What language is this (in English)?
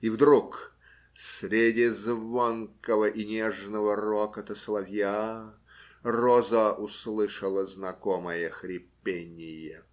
Russian